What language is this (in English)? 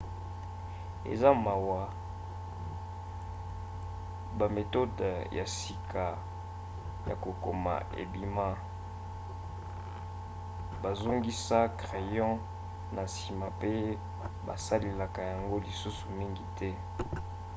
Lingala